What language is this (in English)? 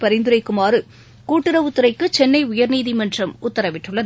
Tamil